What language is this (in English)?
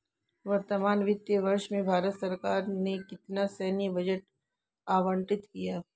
Hindi